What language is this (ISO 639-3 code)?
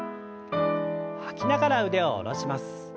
jpn